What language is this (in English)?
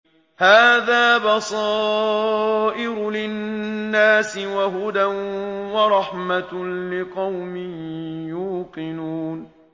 Arabic